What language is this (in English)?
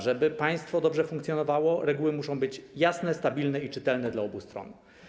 Polish